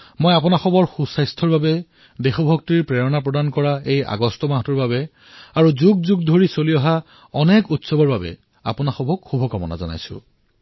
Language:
Assamese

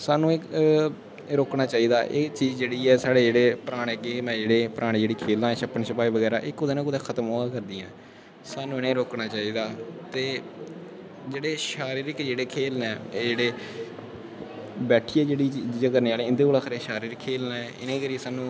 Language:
Dogri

